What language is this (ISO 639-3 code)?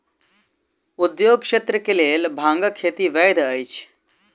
mai